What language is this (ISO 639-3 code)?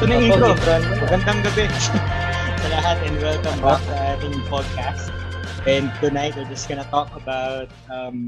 fil